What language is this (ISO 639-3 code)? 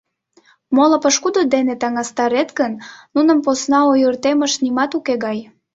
chm